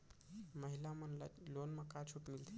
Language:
Chhattisgarhi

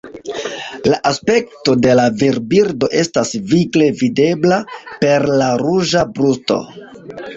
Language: Esperanto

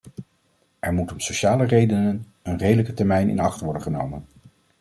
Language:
Dutch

